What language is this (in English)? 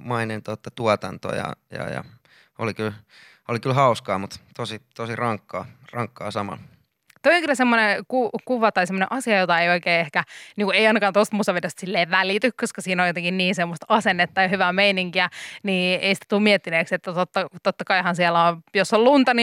Finnish